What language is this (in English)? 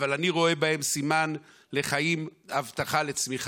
Hebrew